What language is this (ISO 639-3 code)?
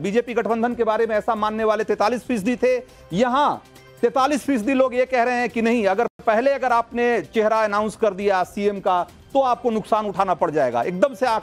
hin